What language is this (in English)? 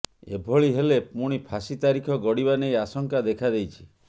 Odia